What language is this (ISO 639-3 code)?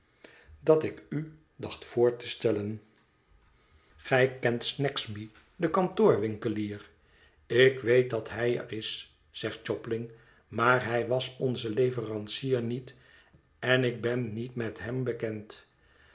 nld